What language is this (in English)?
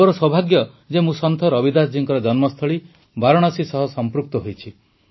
Odia